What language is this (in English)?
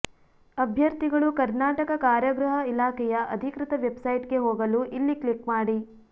Kannada